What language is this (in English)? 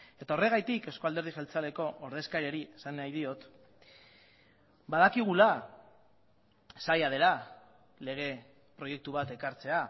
Basque